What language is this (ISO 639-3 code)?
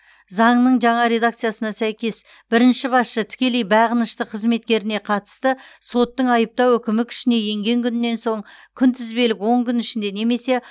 kaz